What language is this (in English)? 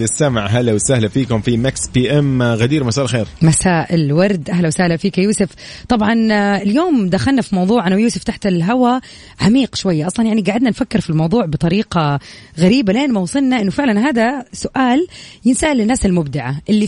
Arabic